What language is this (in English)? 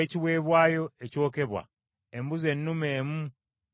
Ganda